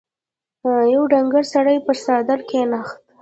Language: Pashto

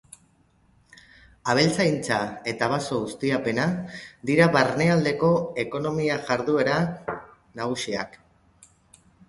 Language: Basque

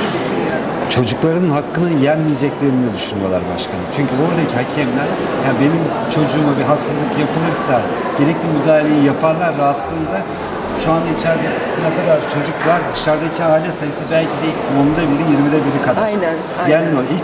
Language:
Turkish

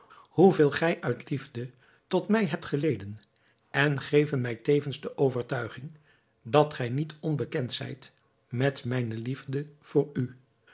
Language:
Dutch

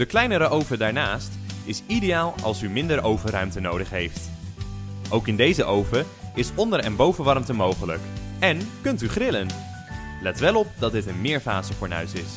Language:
Dutch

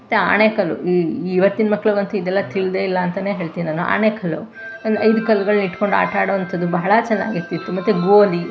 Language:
Kannada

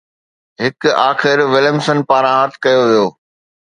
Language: Sindhi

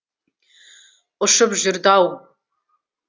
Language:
Kazakh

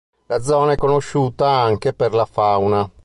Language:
Italian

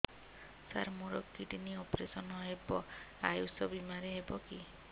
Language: Odia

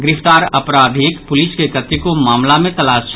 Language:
Maithili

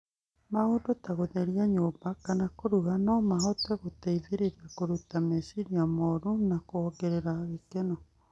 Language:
Kikuyu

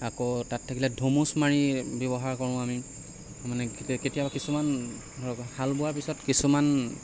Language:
Assamese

